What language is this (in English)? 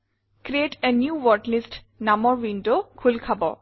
Assamese